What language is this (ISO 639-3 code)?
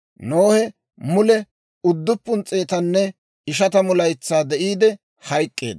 dwr